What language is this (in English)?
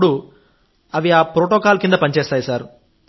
Telugu